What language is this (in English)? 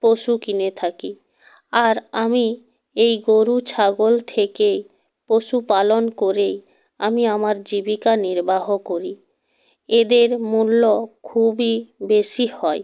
Bangla